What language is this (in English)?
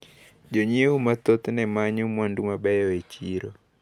Luo (Kenya and Tanzania)